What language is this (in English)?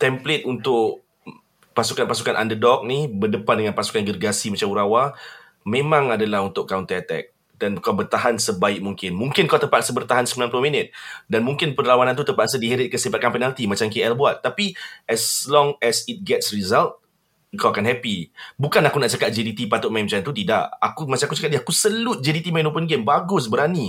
Malay